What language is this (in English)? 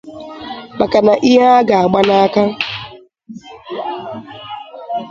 Igbo